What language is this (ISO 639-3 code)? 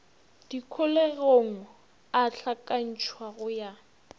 nso